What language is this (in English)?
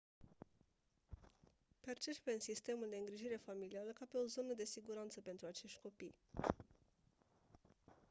Romanian